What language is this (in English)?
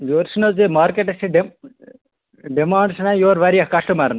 Kashmiri